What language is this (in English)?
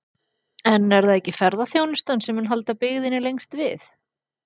Icelandic